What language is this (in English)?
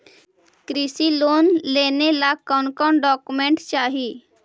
Magahi